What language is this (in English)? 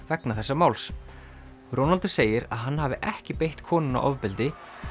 Icelandic